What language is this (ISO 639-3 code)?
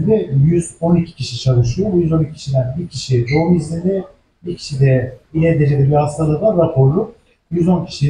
tur